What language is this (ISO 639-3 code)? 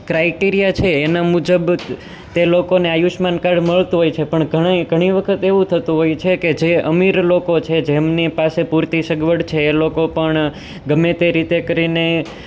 guj